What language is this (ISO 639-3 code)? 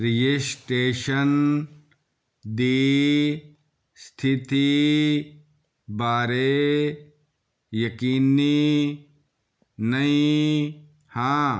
pan